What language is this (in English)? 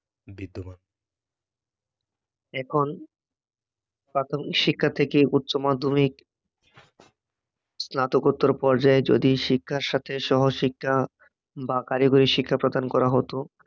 Bangla